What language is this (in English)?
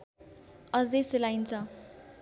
Nepali